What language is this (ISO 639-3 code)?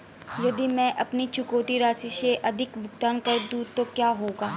hin